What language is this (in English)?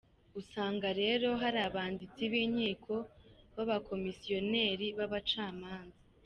Kinyarwanda